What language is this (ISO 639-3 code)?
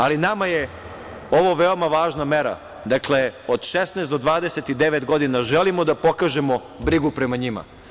srp